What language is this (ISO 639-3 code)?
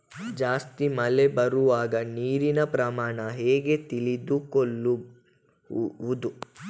kan